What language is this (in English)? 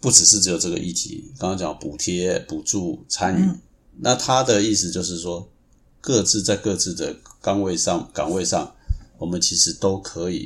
Chinese